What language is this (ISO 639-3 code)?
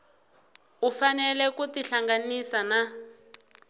tso